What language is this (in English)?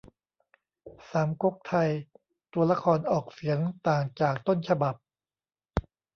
Thai